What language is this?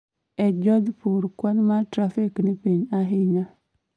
Luo (Kenya and Tanzania)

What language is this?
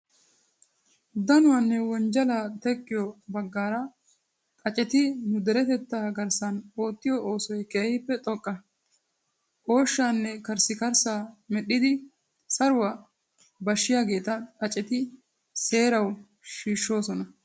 Wolaytta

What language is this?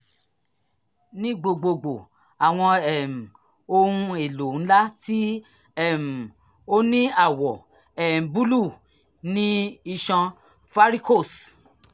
Yoruba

